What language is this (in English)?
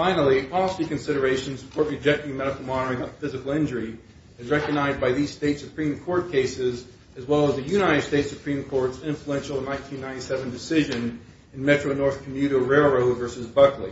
English